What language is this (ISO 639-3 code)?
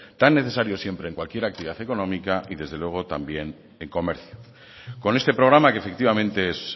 spa